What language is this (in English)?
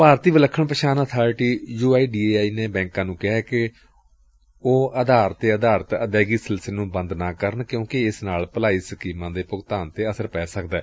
Punjabi